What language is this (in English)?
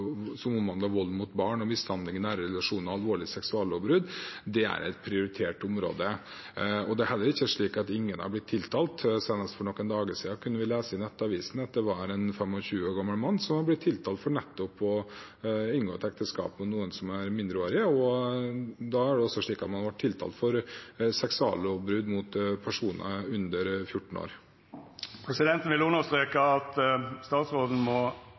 Norwegian